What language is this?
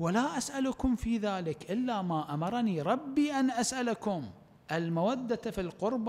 Arabic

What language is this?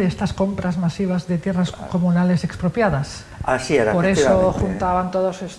Spanish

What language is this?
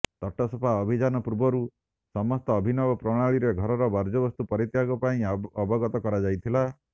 Odia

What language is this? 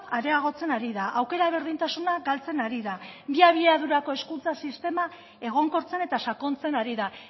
Basque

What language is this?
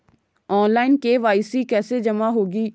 Hindi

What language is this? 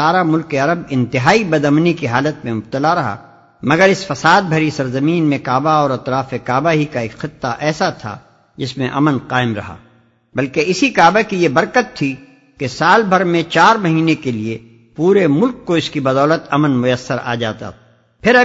Urdu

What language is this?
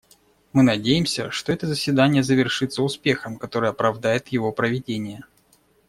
Russian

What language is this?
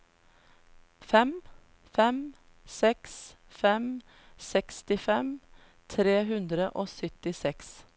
Norwegian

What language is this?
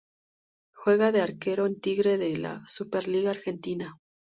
Spanish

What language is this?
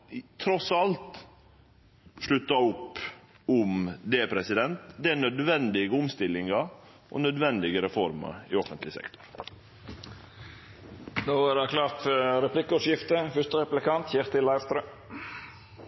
Norwegian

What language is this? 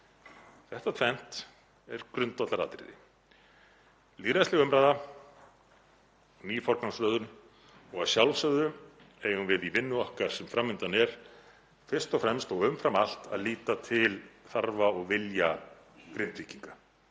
Icelandic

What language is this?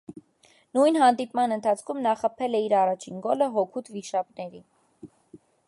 Armenian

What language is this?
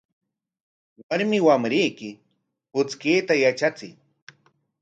Corongo Ancash Quechua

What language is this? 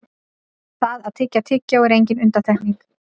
Icelandic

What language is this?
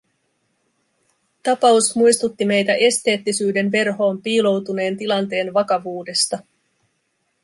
Finnish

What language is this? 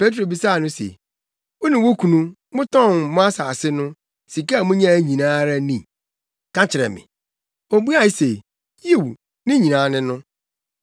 Akan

